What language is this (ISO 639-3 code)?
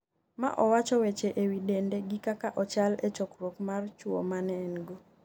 luo